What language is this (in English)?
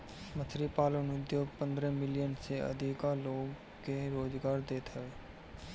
Bhojpuri